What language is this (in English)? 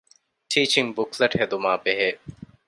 Divehi